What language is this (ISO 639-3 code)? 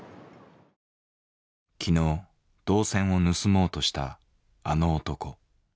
jpn